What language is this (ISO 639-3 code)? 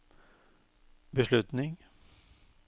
nor